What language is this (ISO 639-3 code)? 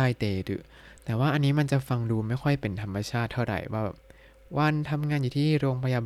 tha